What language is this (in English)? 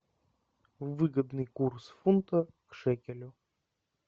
Russian